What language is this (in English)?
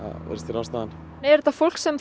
Icelandic